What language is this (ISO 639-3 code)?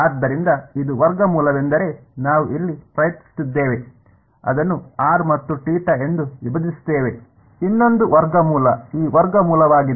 kan